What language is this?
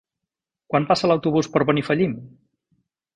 Catalan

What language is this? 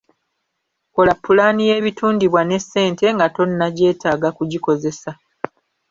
Ganda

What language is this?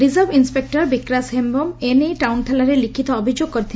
Odia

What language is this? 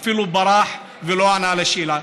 Hebrew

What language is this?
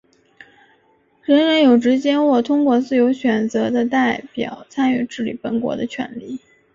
Chinese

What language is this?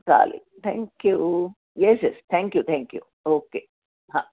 Marathi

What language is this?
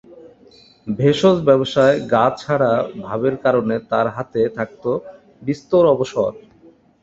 Bangla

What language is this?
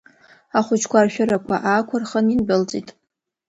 Abkhazian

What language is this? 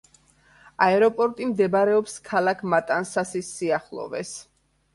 Georgian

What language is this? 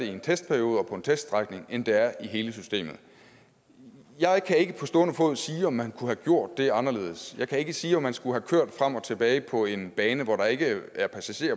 Danish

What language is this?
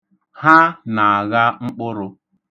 Igbo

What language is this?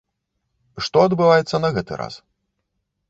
Belarusian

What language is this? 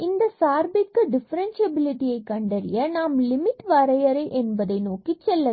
Tamil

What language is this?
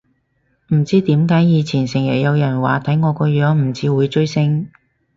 Cantonese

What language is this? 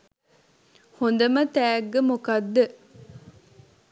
Sinhala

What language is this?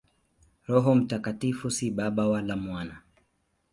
Swahili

